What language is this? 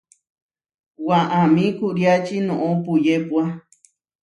Huarijio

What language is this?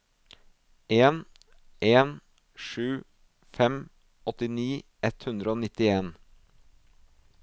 Norwegian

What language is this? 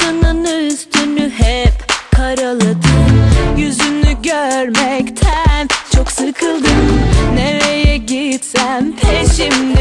Turkish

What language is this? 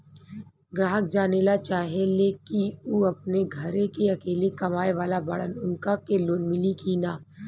Bhojpuri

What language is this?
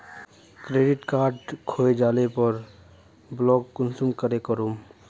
Magahi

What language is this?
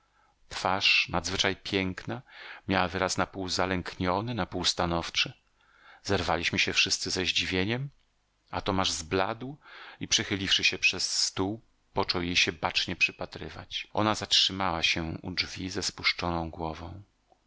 Polish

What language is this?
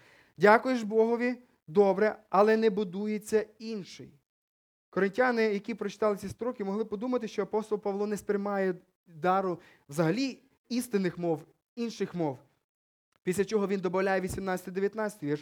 Ukrainian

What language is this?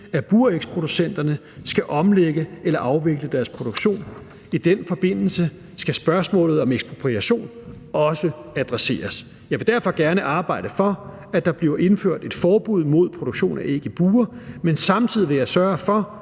Danish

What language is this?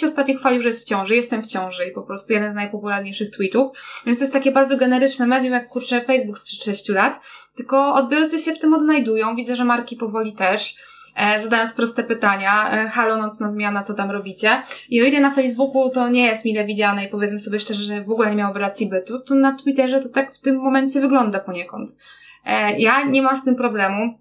Polish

